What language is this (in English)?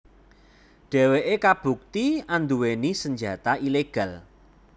Javanese